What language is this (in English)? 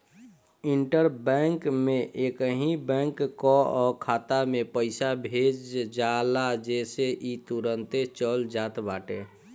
Bhojpuri